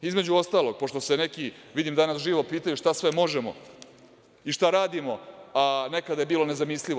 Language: Serbian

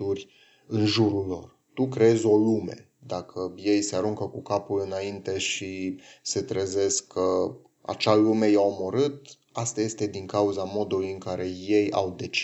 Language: Romanian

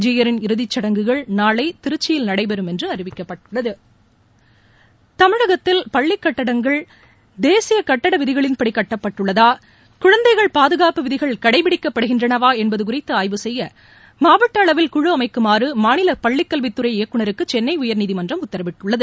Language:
Tamil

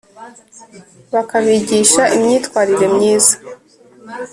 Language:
Kinyarwanda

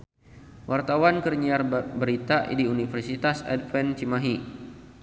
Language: Sundanese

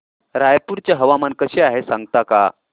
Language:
Marathi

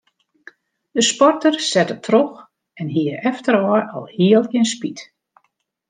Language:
Western Frisian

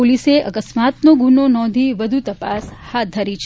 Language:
Gujarati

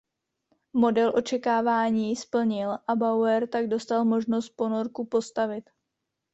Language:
Czech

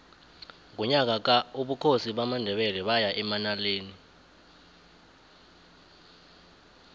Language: South Ndebele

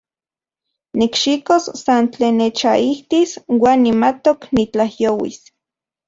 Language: Central Puebla Nahuatl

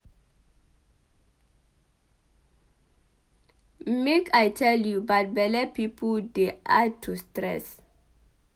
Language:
Nigerian Pidgin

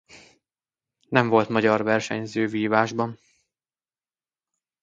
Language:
Hungarian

